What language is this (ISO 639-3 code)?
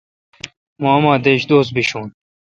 xka